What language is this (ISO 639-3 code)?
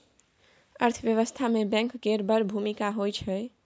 mai